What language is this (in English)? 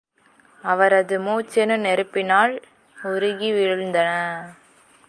Tamil